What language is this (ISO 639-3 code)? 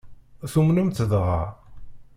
kab